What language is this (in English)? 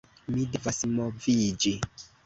Esperanto